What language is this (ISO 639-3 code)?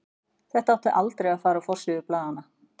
isl